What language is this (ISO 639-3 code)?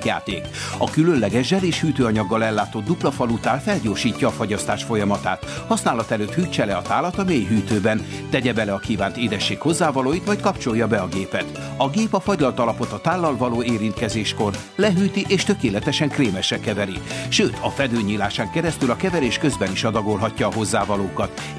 hun